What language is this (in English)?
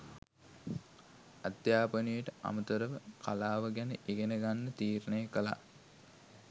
Sinhala